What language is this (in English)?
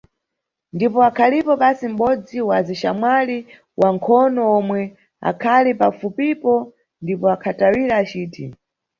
Nyungwe